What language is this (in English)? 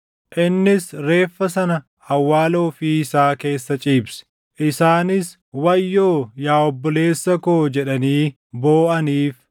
Oromo